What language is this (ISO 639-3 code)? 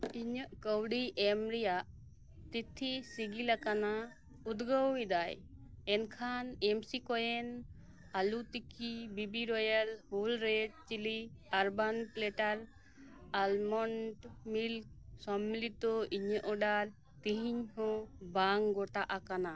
sat